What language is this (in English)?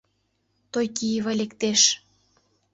Mari